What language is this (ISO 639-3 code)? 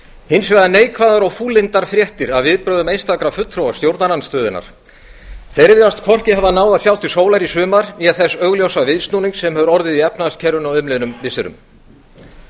isl